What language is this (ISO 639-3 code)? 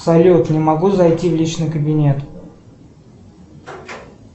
rus